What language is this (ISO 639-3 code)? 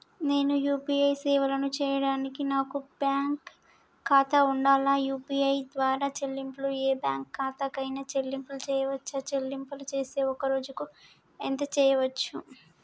tel